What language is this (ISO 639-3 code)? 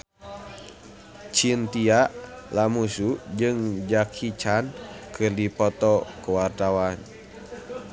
sun